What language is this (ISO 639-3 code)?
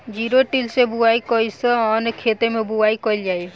bho